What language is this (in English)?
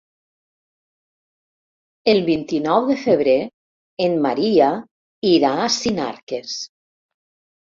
Catalan